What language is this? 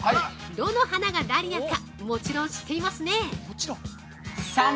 Japanese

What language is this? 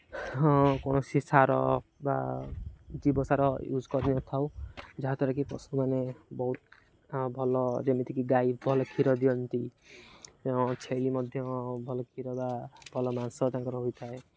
Odia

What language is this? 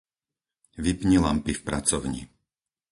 Slovak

